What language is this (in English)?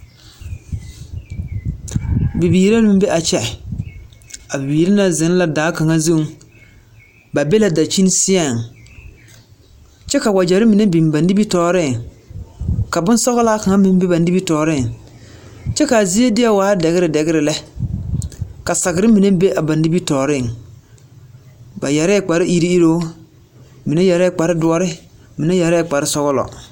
Southern Dagaare